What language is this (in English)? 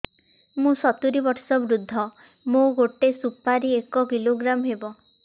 Odia